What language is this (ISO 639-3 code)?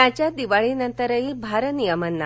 mar